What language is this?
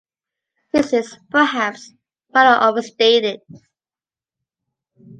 English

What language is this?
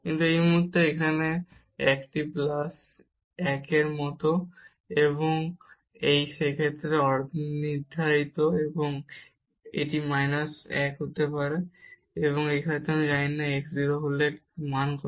Bangla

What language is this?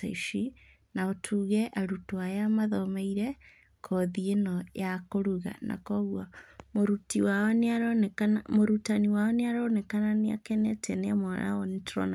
Kikuyu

